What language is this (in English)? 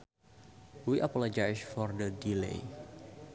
Sundanese